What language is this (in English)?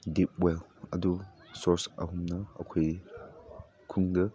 Manipuri